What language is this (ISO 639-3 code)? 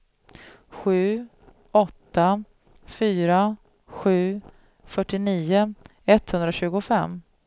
swe